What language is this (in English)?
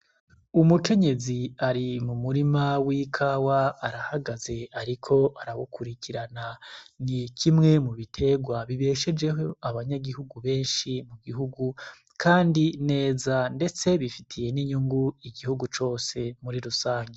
Rundi